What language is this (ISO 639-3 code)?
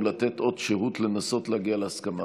heb